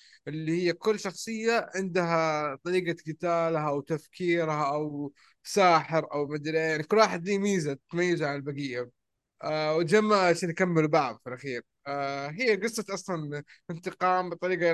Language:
Arabic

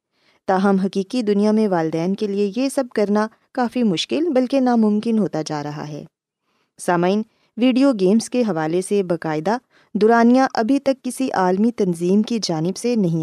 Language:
Urdu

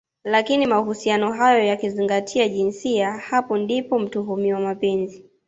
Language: Swahili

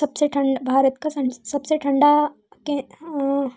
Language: Hindi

